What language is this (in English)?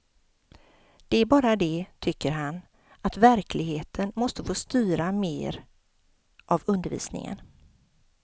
Swedish